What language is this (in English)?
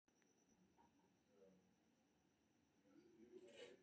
Maithili